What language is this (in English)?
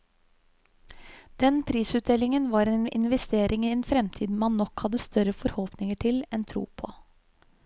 Norwegian